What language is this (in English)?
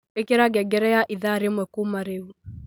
Kikuyu